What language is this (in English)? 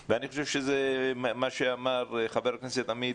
Hebrew